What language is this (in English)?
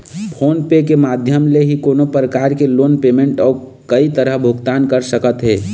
Chhattisgarhi